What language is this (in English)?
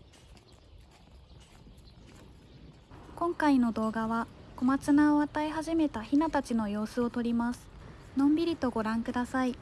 Japanese